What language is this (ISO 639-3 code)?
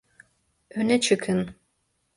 tur